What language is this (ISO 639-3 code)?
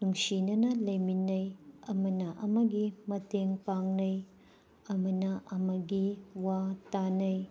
mni